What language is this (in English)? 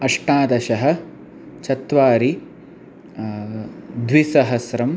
Sanskrit